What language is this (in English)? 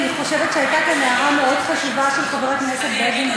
Hebrew